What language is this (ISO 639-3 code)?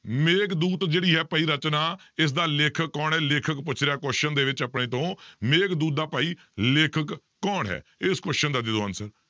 pan